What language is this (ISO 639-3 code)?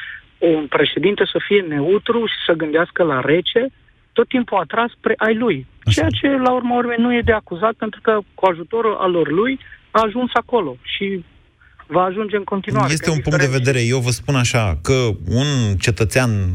ron